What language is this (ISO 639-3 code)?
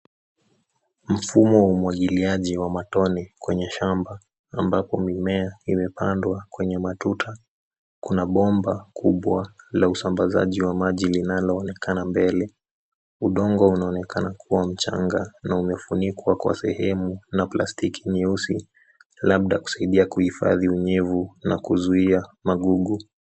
swa